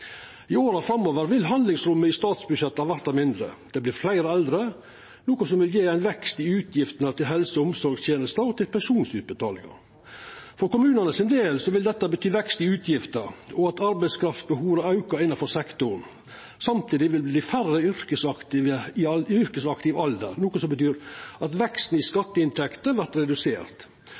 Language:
Norwegian Nynorsk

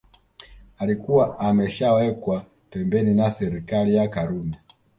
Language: Swahili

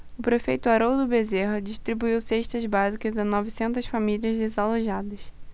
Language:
Portuguese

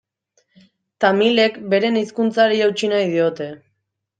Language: Basque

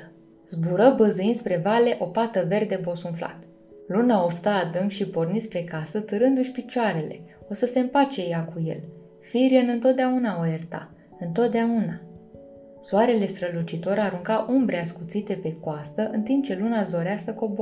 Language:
Romanian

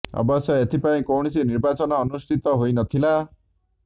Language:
Odia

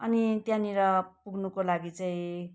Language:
Nepali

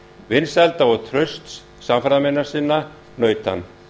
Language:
Icelandic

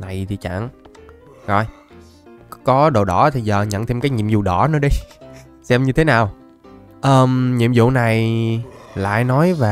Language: Vietnamese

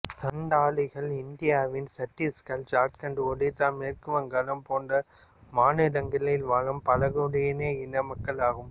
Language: Tamil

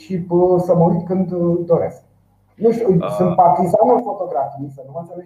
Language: Romanian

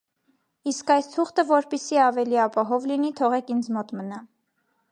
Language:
Armenian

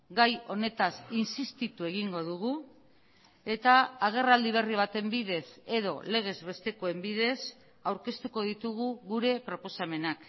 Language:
Basque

